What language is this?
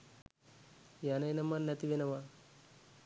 Sinhala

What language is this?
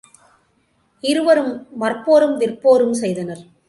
Tamil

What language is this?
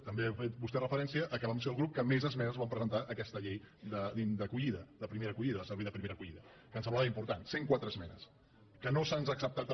Catalan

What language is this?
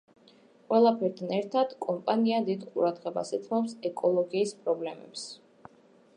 Georgian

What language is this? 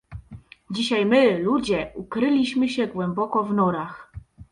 Polish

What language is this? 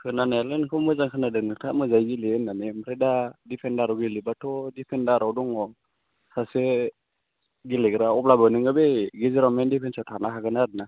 Bodo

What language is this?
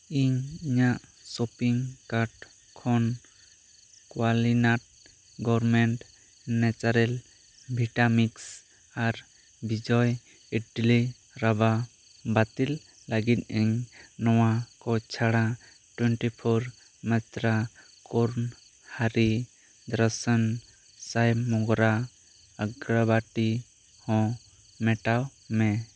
Santali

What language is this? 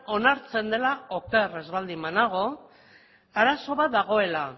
Basque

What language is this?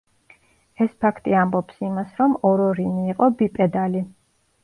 Georgian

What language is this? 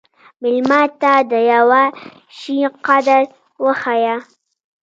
Pashto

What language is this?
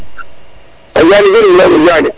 Serer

